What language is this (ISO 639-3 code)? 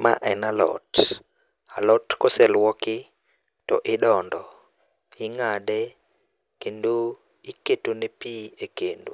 luo